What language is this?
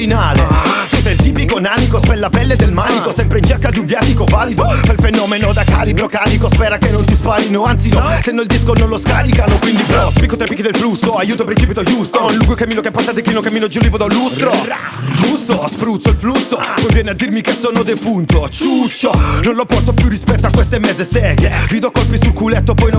Italian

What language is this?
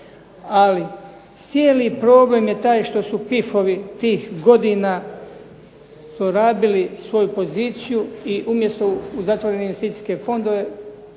Croatian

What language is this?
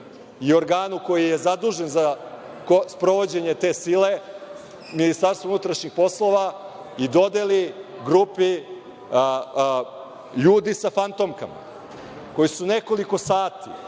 Serbian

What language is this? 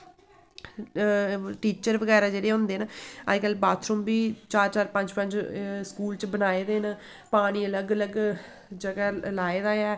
Dogri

